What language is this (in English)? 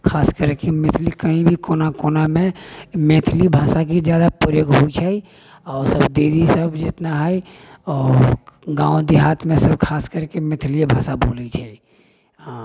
Maithili